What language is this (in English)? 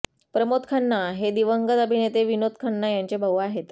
Marathi